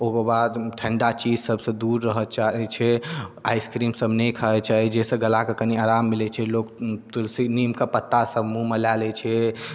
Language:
Maithili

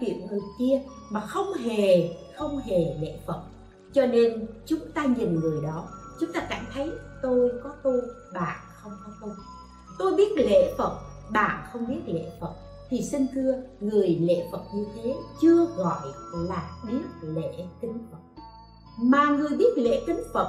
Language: Vietnamese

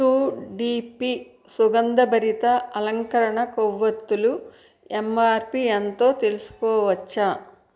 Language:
Telugu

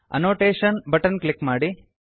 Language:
Kannada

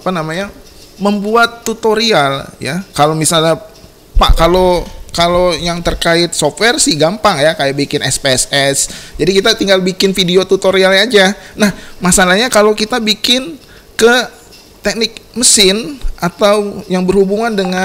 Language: Indonesian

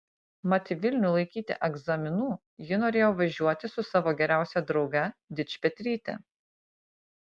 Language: Lithuanian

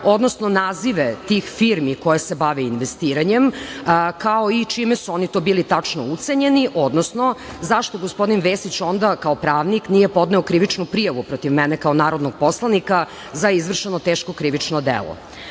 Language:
Serbian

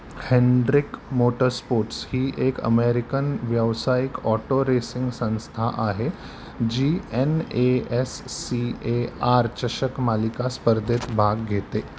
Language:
Marathi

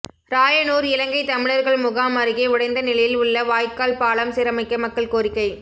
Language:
Tamil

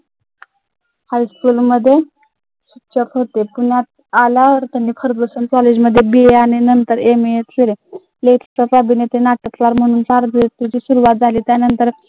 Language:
Marathi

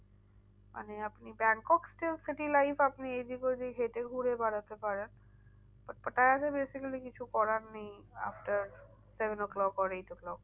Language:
Bangla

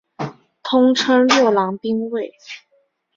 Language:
Chinese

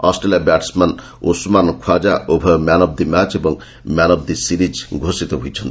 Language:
Odia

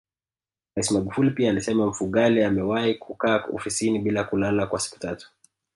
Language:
Swahili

